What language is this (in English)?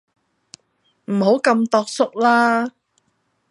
Cantonese